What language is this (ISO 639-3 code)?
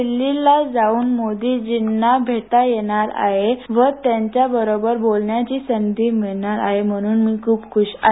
mar